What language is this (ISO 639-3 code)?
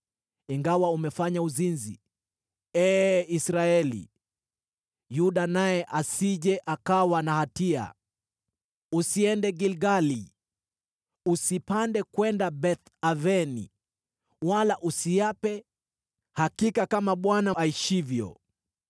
swa